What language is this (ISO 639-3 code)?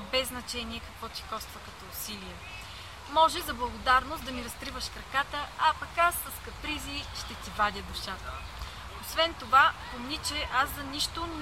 bul